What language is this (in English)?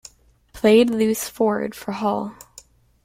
English